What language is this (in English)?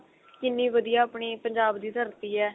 Punjabi